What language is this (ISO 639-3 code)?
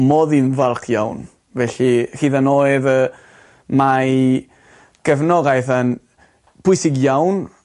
cym